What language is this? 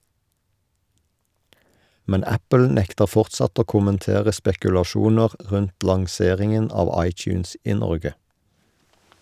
Norwegian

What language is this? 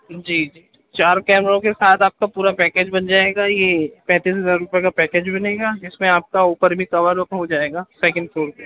Urdu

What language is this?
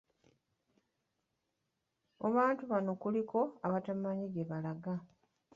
Ganda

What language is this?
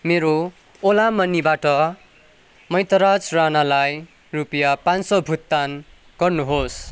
Nepali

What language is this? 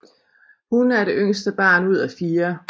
Danish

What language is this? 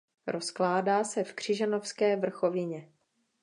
Czech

